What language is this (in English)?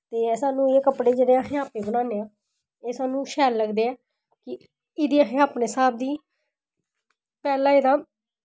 Dogri